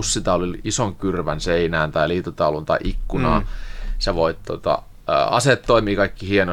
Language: Finnish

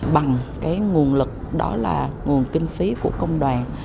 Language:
Vietnamese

